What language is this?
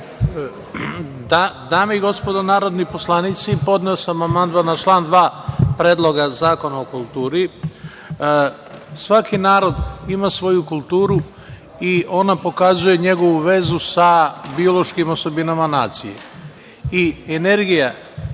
Serbian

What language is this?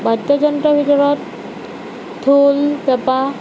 Assamese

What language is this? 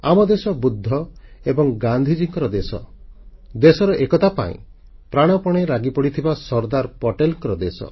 Odia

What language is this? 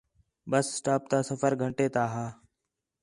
Khetrani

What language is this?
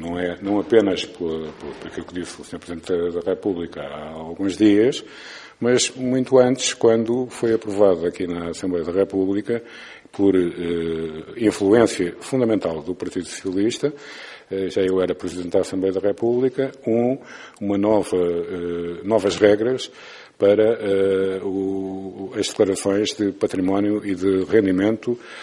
Portuguese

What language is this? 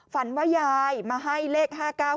Thai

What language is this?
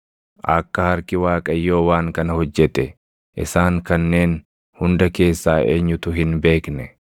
Oromo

